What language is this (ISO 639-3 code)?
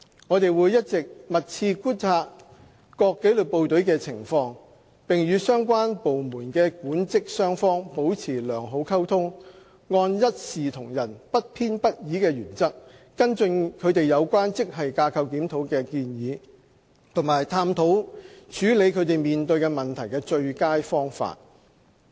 yue